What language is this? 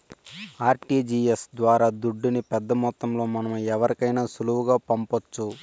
Telugu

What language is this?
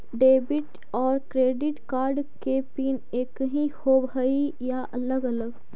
Magahi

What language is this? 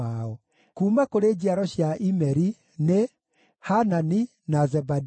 Kikuyu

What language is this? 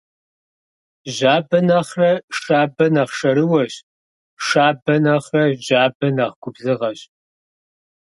Kabardian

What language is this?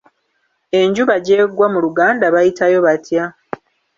Ganda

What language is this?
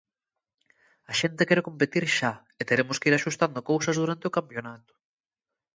Galician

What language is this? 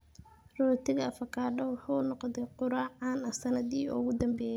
Somali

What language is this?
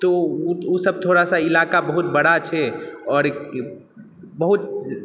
Maithili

